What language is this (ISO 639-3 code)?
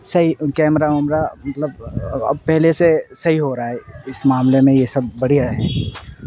urd